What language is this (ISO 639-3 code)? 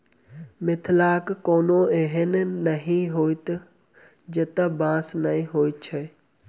mai